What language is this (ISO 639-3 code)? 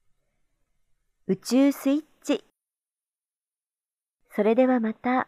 jpn